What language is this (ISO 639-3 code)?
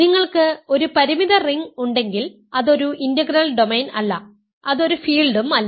mal